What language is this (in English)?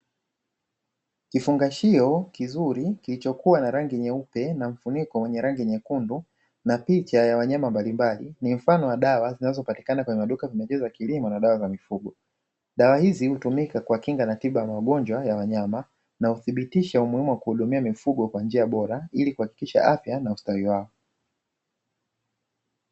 Swahili